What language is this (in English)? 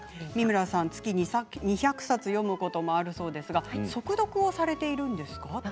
Japanese